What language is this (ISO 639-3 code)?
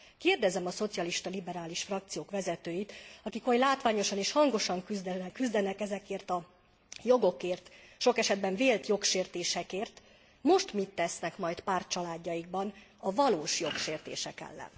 hun